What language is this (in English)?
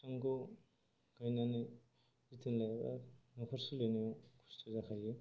Bodo